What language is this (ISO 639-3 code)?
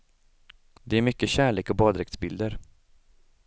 swe